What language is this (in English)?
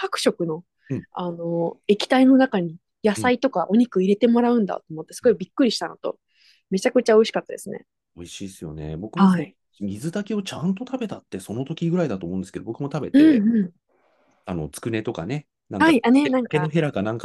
Japanese